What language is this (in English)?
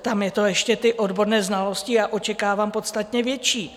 Czech